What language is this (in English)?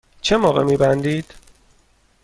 Persian